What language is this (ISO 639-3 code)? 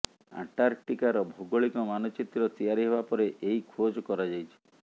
ori